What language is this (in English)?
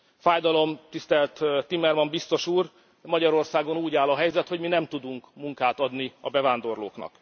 Hungarian